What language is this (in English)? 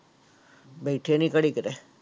Punjabi